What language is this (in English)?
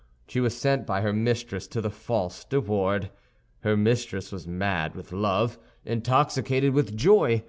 English